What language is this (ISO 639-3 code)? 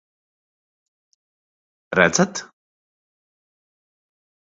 lav